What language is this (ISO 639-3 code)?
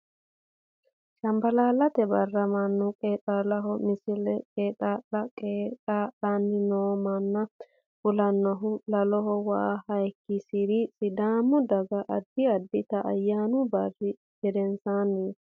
sid